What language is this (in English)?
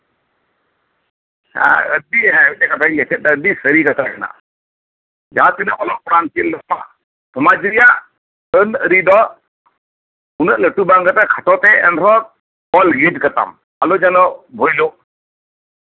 Santali